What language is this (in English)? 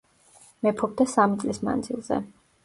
Georgian